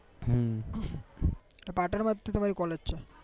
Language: Gujarati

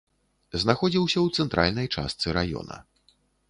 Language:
Belarusian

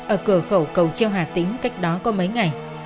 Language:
Vietnamese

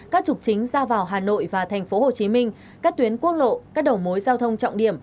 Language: Vietnamese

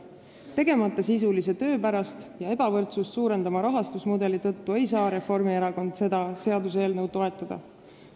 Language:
Estonian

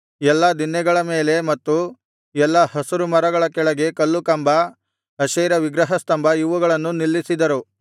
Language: Kannada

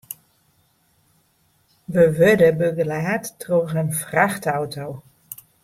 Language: Western Frisian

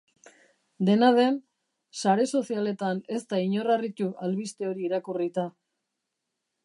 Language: Basque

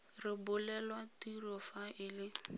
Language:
Tswana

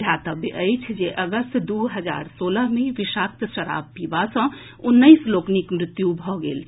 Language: Maithili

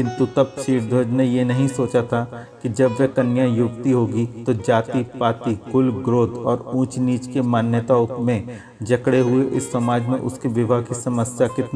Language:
Hindi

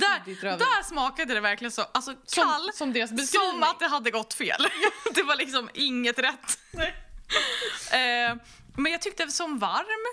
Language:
Swedish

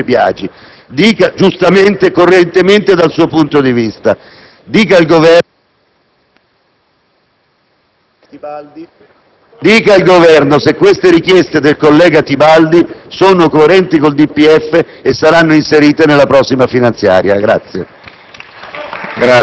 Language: Italian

